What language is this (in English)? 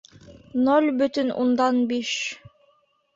Bashkir